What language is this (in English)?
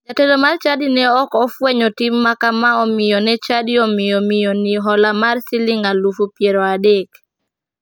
Luo (Kenya and Tanzania)